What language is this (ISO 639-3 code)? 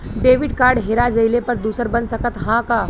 bho